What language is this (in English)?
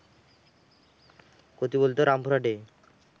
Bangla